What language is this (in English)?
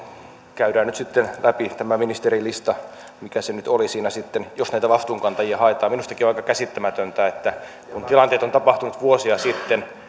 Finnish